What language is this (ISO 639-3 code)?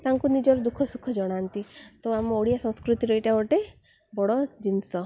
ori